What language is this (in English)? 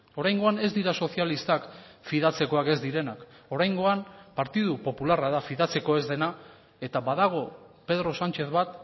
Basque